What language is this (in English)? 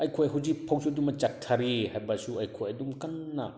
Manipuri